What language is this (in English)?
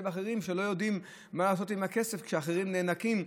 Hebrew